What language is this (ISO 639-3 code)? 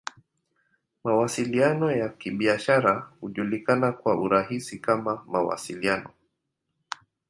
swa